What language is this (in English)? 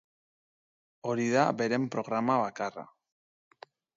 Basque